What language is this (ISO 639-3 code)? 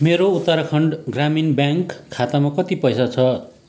nep